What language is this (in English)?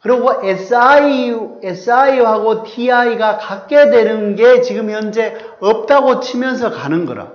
Korean